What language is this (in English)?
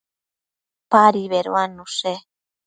Matsés